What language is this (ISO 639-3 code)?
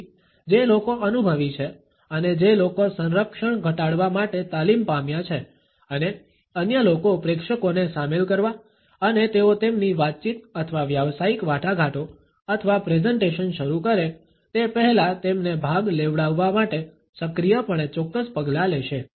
guj